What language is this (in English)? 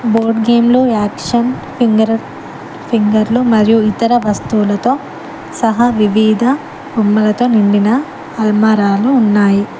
Telugu